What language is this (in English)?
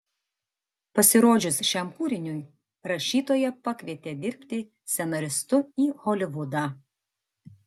Lithuanian